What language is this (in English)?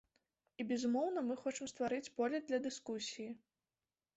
Belarusian